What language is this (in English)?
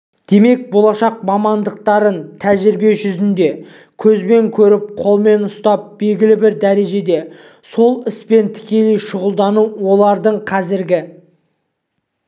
Kazakh